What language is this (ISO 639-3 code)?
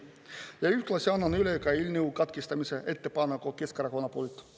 est